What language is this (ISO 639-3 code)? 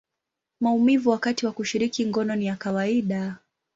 swa